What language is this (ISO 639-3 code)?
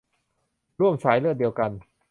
tha